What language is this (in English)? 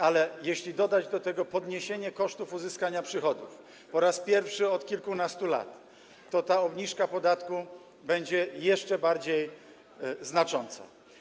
Polish